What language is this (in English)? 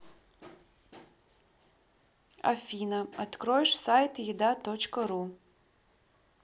Russian